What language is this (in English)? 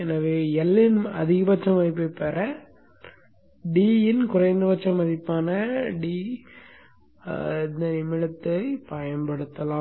Tamil